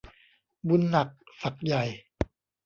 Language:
Thai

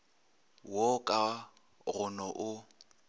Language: Northern Sotho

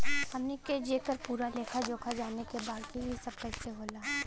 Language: Bhojpuri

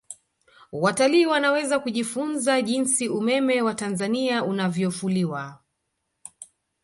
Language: Swahili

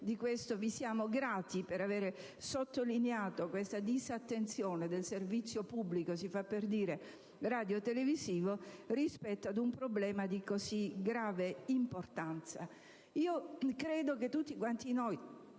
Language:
Italian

